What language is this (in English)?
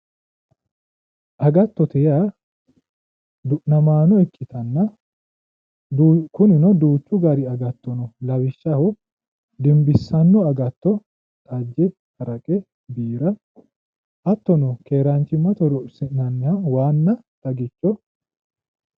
Sidamo